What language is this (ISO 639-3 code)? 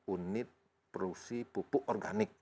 ind